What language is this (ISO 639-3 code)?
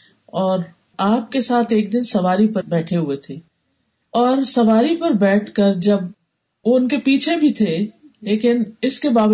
urd